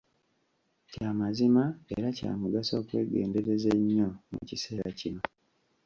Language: Ganda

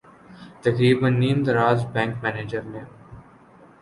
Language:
Urdu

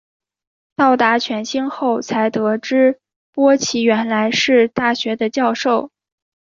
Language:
Chinese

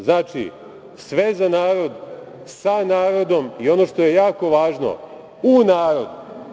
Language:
Serbian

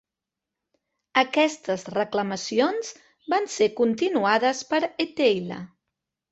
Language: Catalan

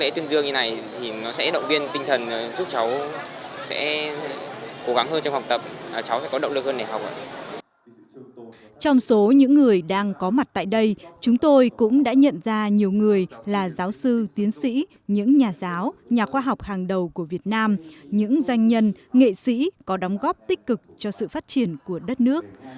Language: Vietnamese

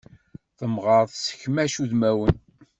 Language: Kabyle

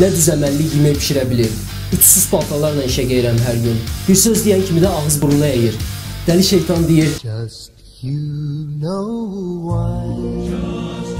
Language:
Turkish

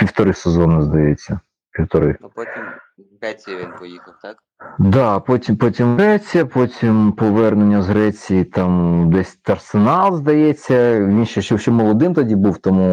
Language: Ukrainian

